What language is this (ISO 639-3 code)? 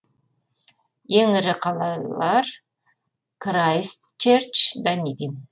kaz